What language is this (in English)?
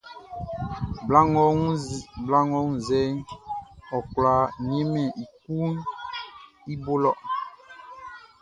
Baoulé